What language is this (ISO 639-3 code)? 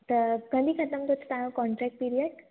snd